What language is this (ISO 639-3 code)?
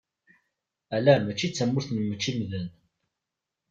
kab